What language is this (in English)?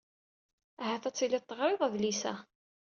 Kabyle